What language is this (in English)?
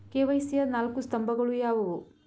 Kannada